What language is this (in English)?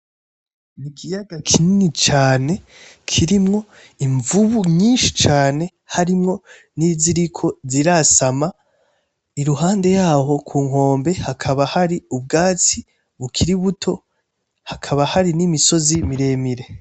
Rundi